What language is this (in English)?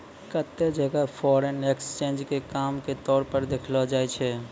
Maithili